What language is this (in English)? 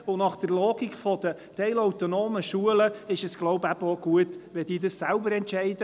Swiss German